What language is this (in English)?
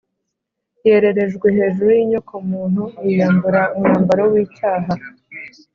Kinyarwanda